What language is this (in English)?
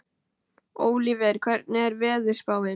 Icelandic